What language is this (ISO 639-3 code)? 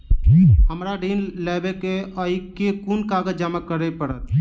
mai